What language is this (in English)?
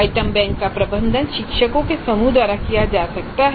Hindi